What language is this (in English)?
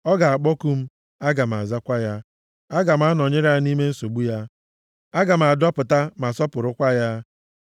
Igbo